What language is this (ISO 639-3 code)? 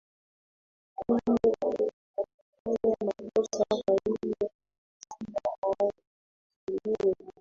swa